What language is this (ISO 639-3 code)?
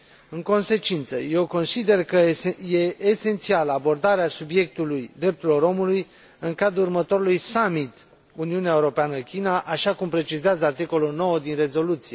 ron